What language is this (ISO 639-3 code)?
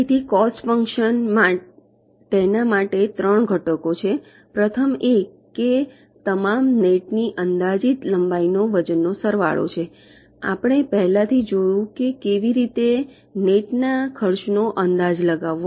guj